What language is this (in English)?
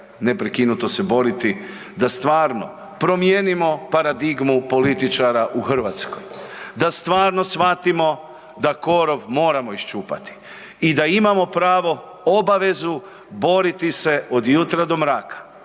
Croatian